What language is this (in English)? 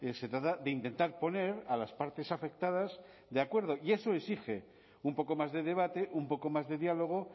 Spanish